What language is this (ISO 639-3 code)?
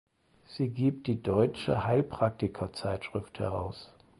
deu